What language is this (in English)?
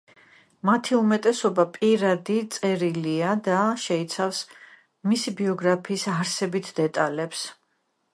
Georgian